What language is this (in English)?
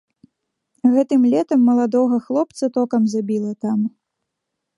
Belarusian